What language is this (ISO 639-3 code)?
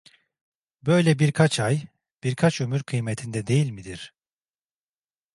tur